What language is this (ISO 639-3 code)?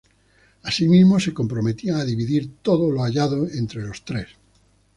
spa